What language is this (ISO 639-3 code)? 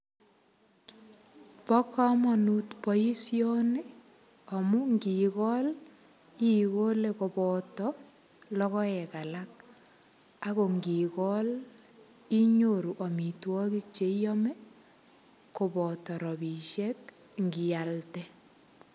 kln